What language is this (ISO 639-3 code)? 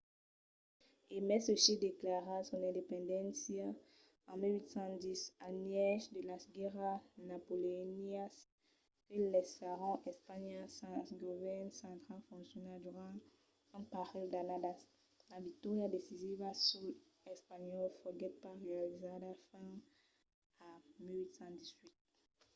oci